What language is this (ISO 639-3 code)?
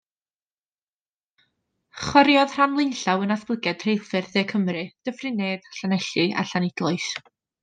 cym